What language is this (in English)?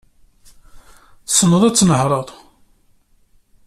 Kabyle